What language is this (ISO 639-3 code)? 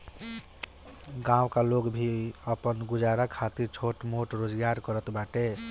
bho